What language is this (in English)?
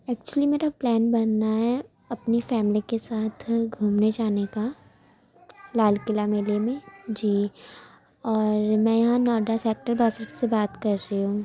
Urdu